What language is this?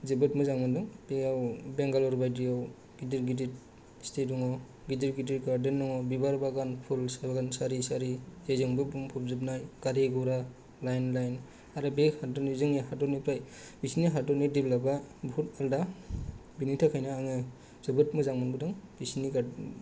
Bodo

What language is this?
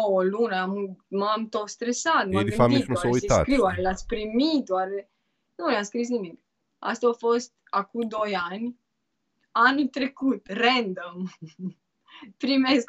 Romanian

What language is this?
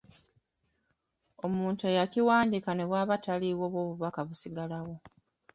Ganda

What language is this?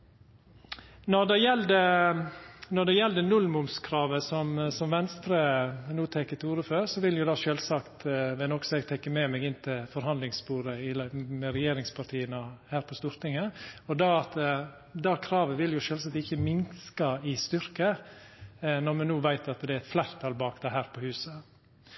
Norwegian Nynorsk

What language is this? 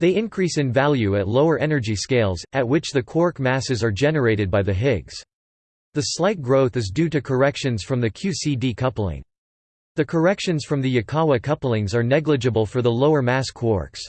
English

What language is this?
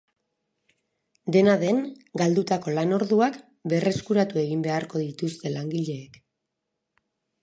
Basque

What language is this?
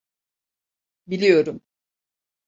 Turkish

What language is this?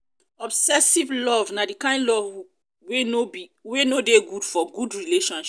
Nigerian Pidgin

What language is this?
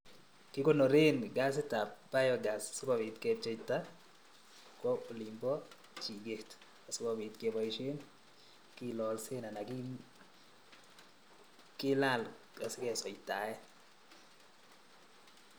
Kalenjin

